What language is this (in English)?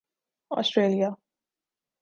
Urdu